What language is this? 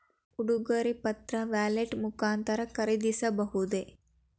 Kannada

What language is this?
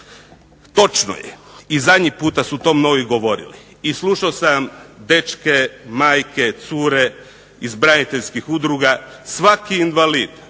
Croatian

